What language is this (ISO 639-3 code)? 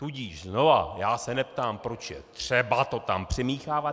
ces